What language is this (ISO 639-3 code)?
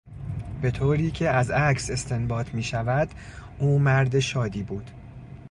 fas